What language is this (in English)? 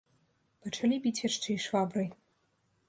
Belarusian